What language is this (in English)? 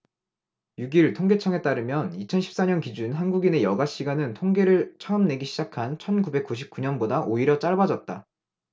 Korean